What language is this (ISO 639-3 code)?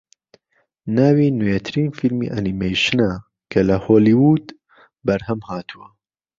ckb